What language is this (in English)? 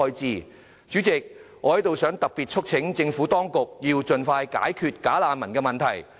Cantonese